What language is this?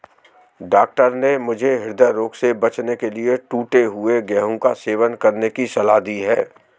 Hindi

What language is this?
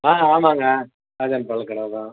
Tamil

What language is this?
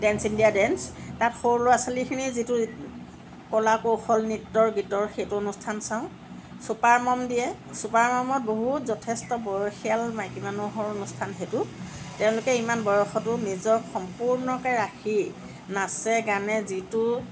Assamese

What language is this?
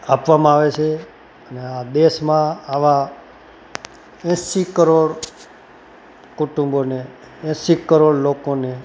Gujarati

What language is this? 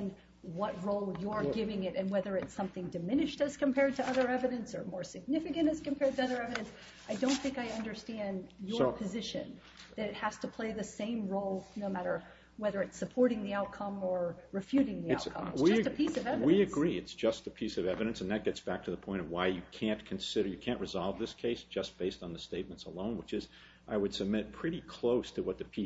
English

